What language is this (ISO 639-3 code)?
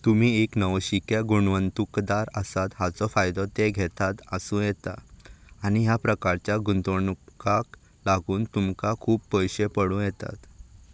kok